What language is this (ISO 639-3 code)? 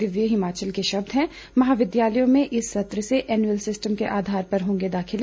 hin